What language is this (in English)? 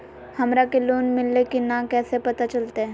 Magahi